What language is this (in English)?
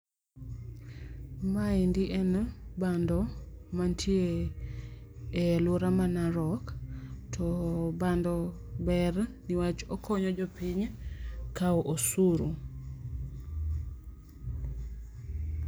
Luo (Kenya and Tanzania)